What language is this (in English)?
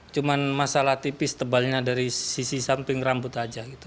Indonesian